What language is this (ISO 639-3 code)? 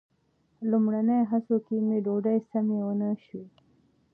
pus